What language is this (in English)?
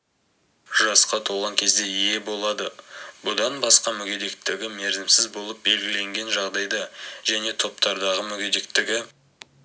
Kazakh